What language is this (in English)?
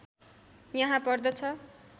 Nepali